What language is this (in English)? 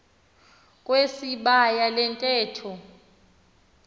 Xhosa